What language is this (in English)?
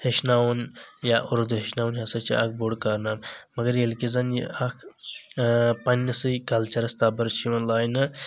Kashmiri